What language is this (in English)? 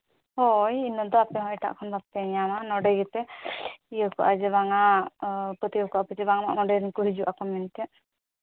Santali